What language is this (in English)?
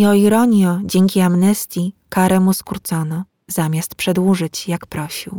Polish